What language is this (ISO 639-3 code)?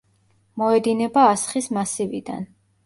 kat